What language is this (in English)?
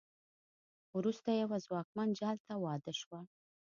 Pashto